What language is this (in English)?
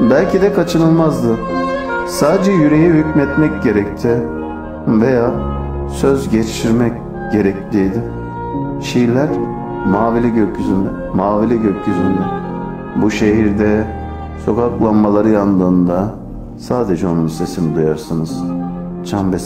Turkish